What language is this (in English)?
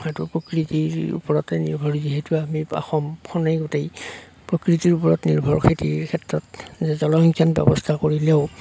Assamese